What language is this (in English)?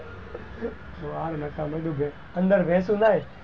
Gujarati